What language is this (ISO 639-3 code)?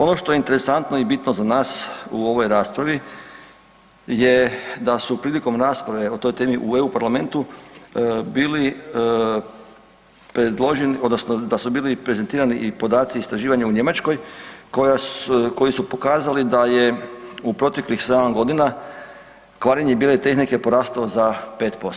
hrv